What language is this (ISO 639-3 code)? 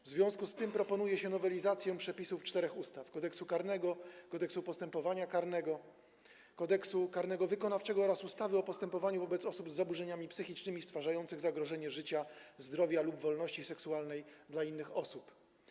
pol